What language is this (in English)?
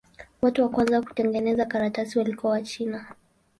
Swahili